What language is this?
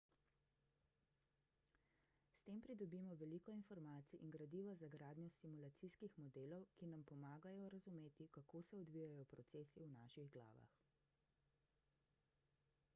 Slovenian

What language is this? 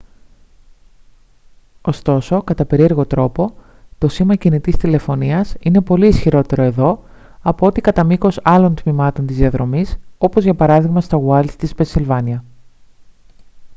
Greek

